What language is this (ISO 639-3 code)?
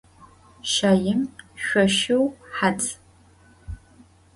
ady